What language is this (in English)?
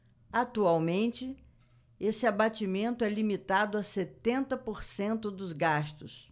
Portuguese